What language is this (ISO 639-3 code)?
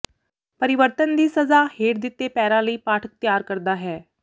pan